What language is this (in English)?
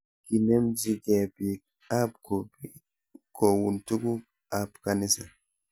Kalenjin